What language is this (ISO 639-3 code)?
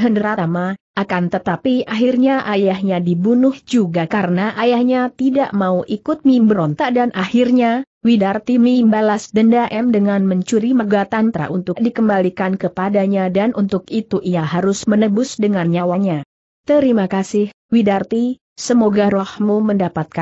ind